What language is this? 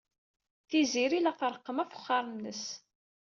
Kabyle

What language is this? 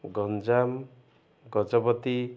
Odia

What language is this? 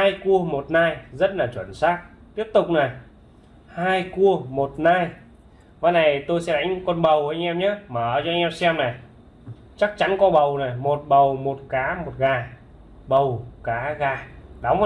Vietnamese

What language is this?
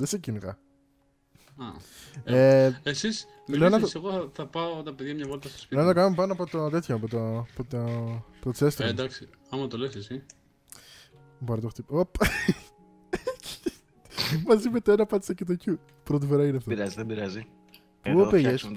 Greek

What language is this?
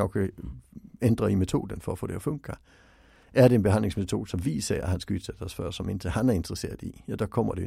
Swedish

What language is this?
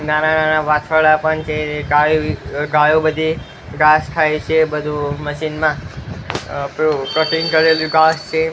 Gujarati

